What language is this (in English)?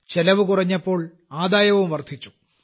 Malayalam